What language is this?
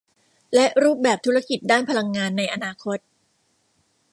Thai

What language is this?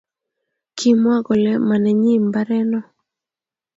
Kalenjin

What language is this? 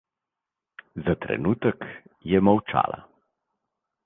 Slovenian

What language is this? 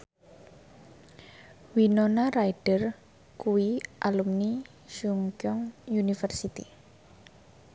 Javanese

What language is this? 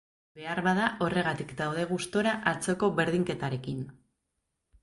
Basque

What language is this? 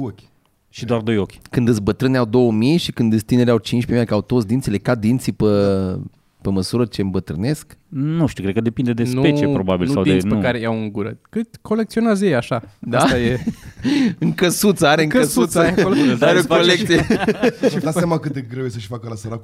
Romanian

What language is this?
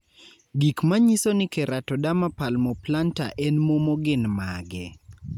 Luo (Kenya and Tanzania)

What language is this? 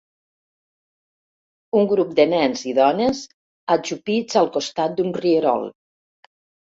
Catalan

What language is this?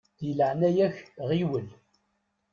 Kabyle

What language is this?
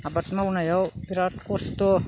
Bodo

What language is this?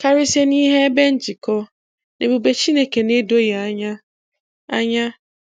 Igbo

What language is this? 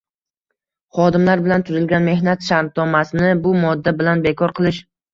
Uzbek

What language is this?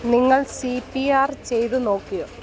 Malayalam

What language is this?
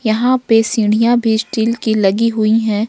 Hindi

